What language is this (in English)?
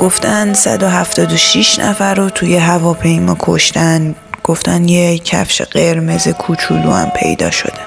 Persian